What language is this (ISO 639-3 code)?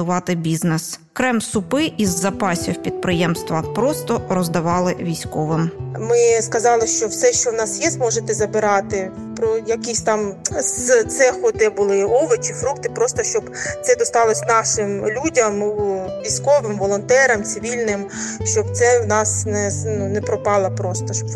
ukr